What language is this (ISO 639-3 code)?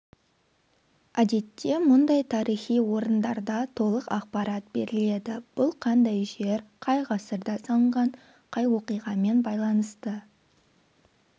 kaz